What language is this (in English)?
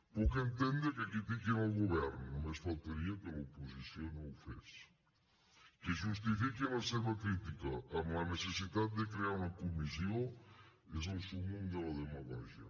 Catalan